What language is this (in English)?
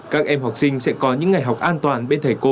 Vietnamese